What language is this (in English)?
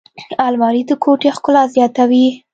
Pashto